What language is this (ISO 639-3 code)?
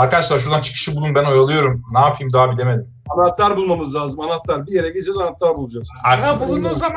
tur